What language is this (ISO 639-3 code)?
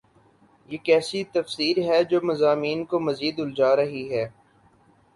urd